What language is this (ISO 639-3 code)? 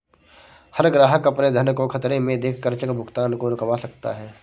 hin